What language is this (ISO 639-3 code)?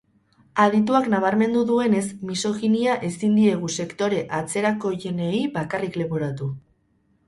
eus